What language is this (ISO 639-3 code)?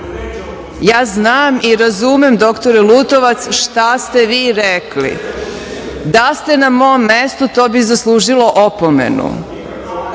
srp